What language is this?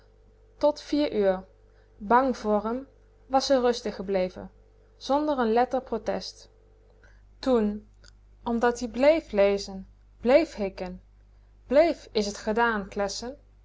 Dutch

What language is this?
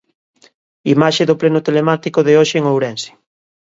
Galician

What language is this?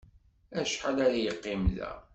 Kabyle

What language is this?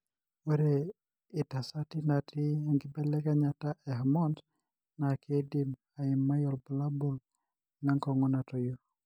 Masai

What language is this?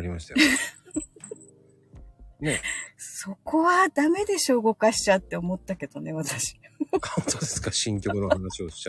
Japanese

